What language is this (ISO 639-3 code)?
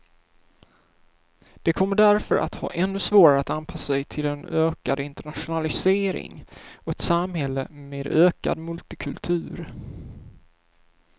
swe